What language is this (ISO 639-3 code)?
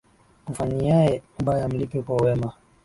swa